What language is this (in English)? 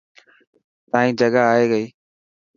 Dhatki